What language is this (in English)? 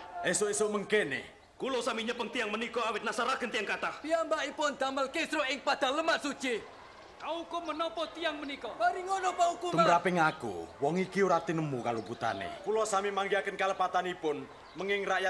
Indonesian